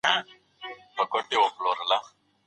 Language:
Pashto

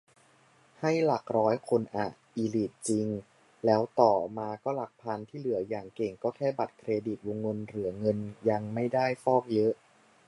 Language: Thai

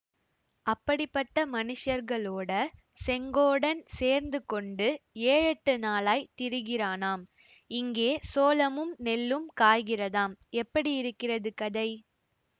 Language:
Tamil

